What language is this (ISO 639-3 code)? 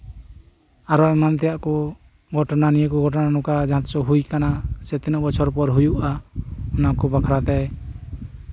sat